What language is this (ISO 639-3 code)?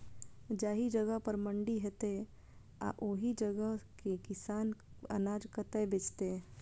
mai